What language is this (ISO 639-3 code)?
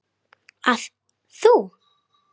isl